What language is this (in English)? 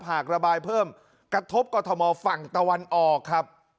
Thai